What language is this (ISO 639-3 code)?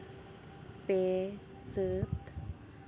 sat